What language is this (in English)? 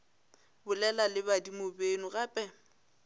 Northern Sotho